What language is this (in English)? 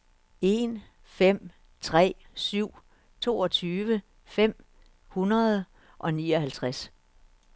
Danish